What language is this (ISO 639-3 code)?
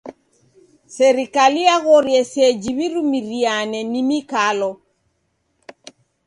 dav